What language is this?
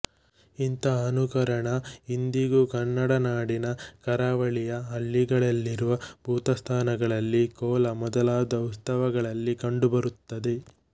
Kannada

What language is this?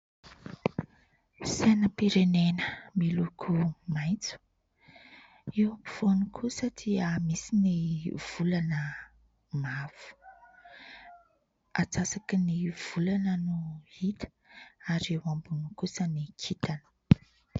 Malagasy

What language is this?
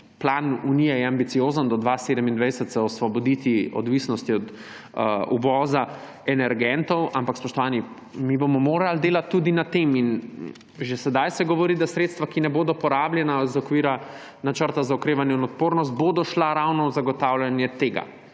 Slovenian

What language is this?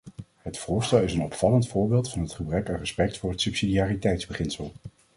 Dutch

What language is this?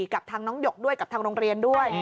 Thai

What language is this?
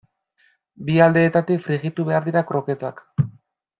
Basque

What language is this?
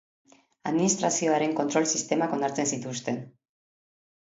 Basque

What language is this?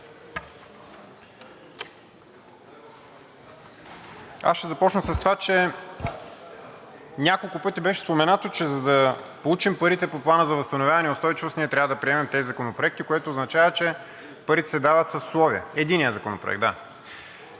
Bulgarian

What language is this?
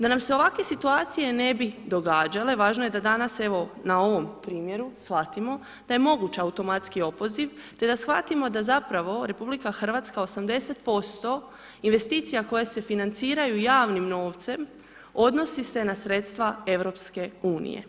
Croatian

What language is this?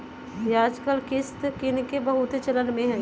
Magahi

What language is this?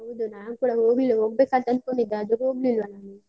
Kannada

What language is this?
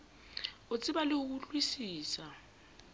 Southern Sotho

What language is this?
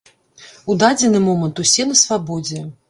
Belarusian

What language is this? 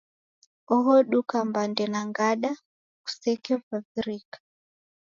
Taita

